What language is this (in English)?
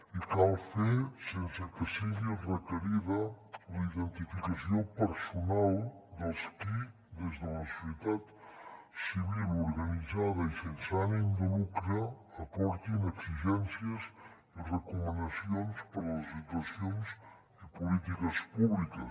Catalan